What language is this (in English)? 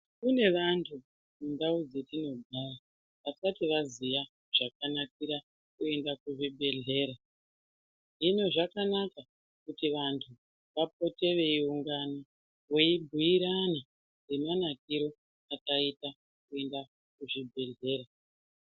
Ndau